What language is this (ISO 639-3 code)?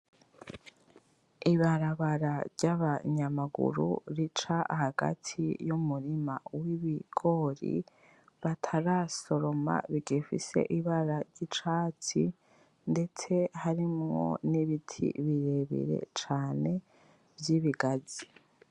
run